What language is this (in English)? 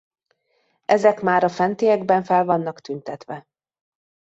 Hungarian